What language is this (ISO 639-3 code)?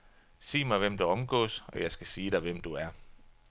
dan